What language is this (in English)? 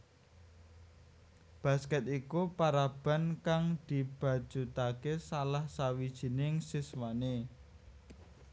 Javanese